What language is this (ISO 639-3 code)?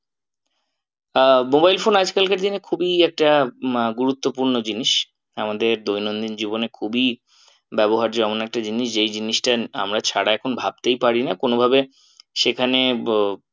ben